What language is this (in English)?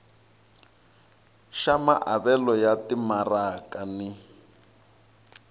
Tsonga